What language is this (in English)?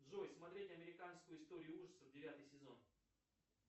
Russian